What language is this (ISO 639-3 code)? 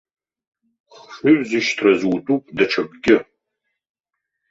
abk